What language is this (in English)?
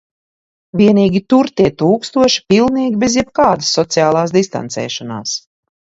Latvian